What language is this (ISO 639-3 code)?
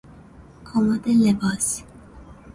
fas